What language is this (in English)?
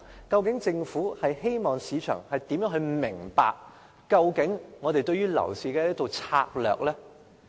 Cantonese